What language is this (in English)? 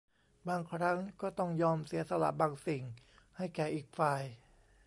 Thai